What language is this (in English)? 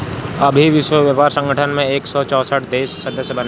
Bhojpuri